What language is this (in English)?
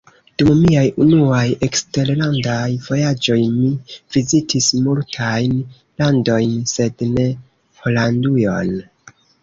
Esperanto